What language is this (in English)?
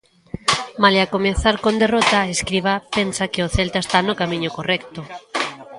Galician